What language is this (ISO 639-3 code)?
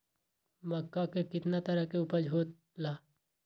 mag